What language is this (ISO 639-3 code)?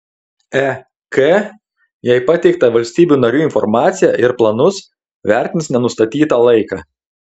lit